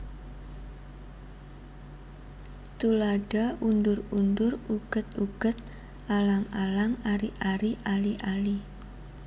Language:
Javanese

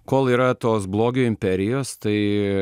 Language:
Lithuanian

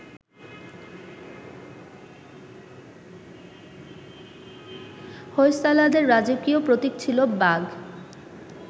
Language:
Bangla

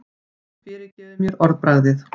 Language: Icelandic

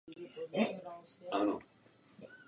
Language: Czech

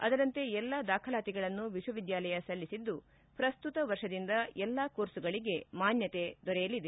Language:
Kannada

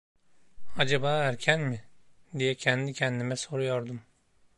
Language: Turkish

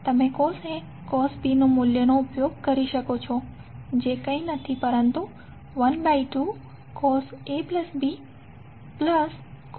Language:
Gujarati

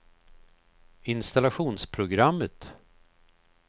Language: Swedish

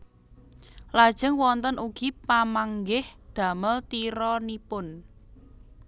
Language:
Javanese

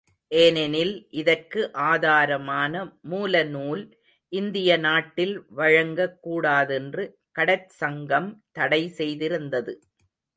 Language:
Tamil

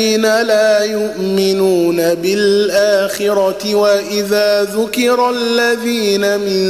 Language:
Arabic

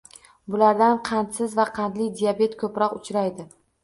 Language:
Uzbek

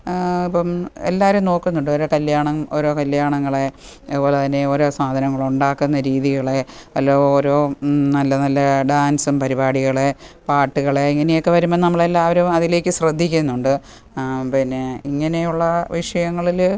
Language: Malayalam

